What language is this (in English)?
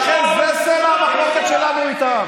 Hebrew